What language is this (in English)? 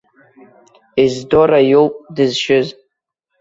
Abkhazian